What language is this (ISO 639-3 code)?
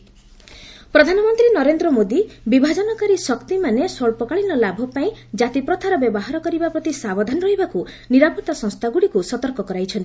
ori